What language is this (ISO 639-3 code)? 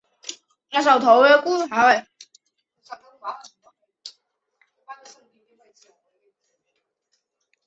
zho